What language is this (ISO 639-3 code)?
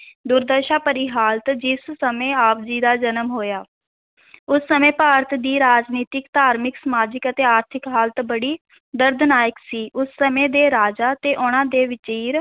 pan